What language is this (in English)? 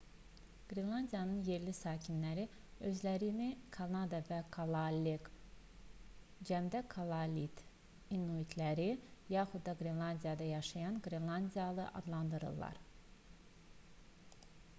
Azerbaijani